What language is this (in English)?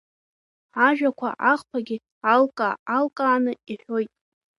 Abkhazian